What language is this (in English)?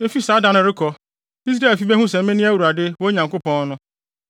Akan